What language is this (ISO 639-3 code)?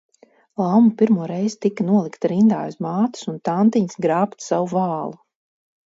lav